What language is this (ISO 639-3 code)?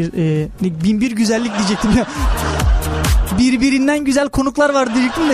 tur